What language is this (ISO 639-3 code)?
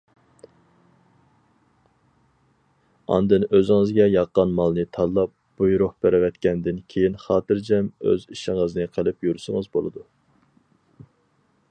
uig